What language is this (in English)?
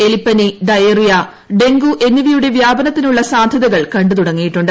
Malayalam